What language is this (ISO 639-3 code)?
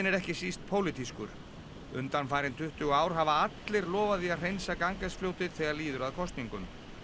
isl